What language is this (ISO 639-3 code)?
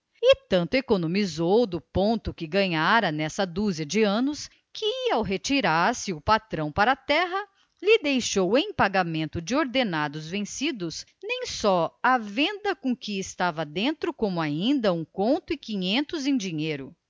por